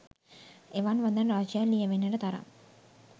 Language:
Sinhala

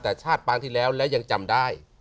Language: Thai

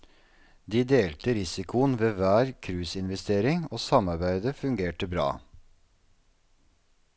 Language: Norwegian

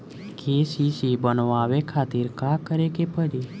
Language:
Bhojpuri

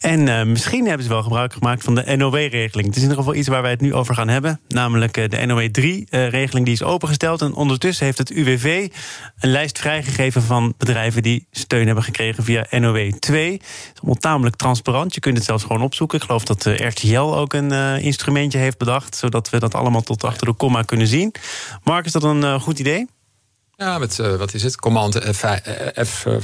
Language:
Dutch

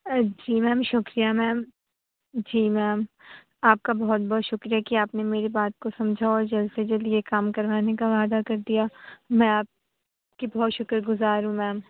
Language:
Urdu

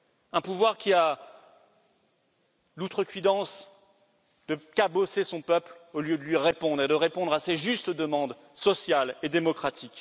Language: French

